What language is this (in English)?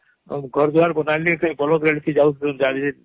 Odia